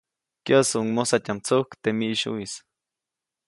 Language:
Copainalá Zoque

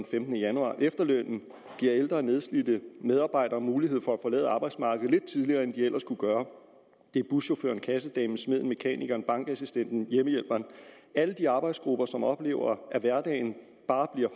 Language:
Danish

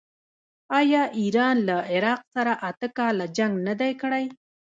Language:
Pashto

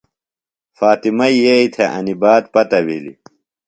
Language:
Phalura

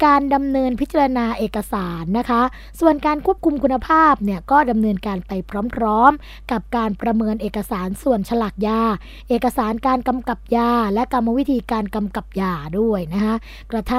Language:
Thai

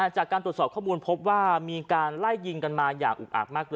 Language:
Thai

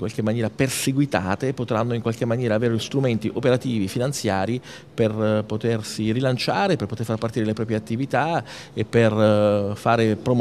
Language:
Italian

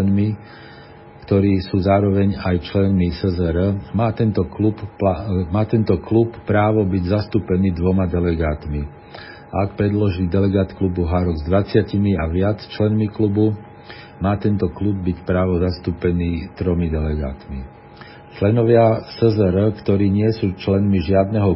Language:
Slovak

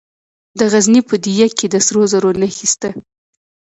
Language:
Pashto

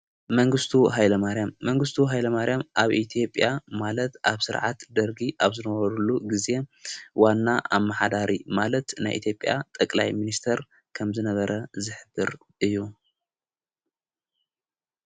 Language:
Tigrinya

